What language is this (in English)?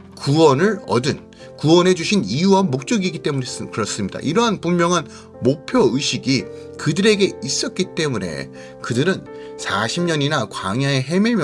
Korean